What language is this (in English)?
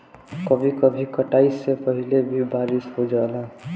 Bhojpuri